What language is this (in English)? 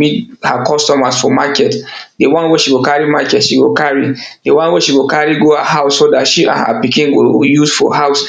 Nigerian Pidgin